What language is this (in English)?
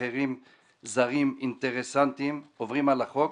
Hebrew